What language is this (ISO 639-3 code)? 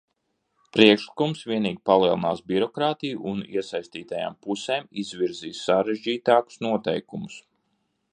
lav